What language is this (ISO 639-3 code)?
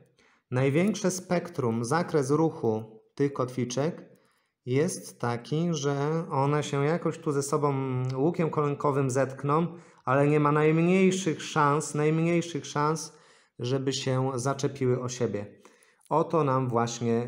pol